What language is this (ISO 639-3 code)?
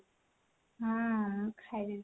ori